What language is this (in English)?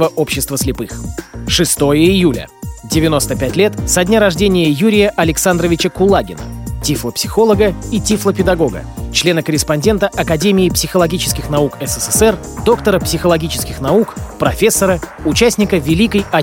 Russian